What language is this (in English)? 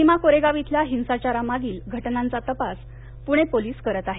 Marathi